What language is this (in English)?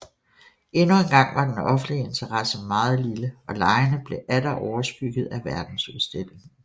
Danish